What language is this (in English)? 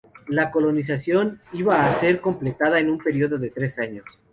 Spanish